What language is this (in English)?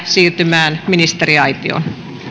Finnish